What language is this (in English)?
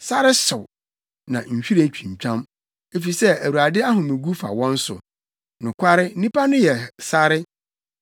Akan